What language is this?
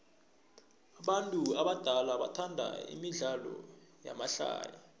South Ndebele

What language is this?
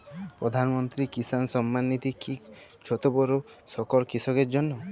Bangla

